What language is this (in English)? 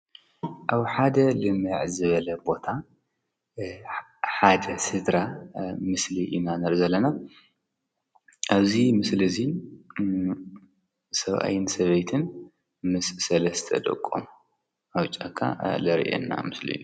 Tigrinya